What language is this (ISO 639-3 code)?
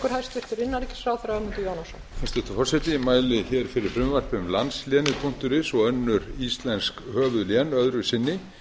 isl